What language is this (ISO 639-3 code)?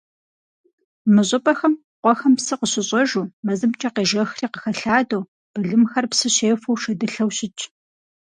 kbd